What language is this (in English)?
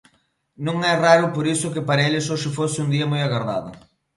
Galician